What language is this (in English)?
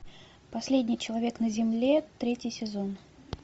Russian